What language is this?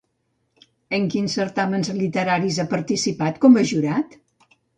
Catalan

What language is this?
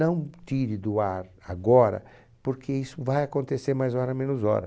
Portuguese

